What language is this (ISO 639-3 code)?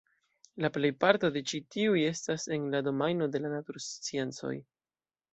epo